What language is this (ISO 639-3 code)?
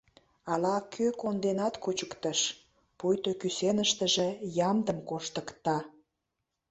chm